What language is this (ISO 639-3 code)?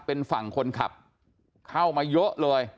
tha